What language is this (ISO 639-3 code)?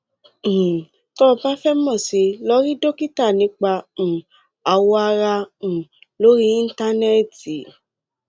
yor